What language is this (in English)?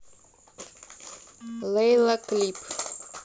Russian